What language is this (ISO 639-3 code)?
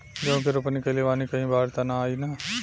bho